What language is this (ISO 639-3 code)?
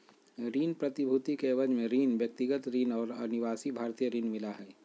mag